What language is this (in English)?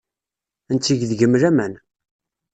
Kabyle